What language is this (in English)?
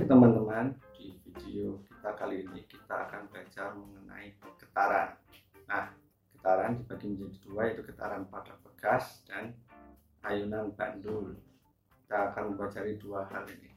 Indonesian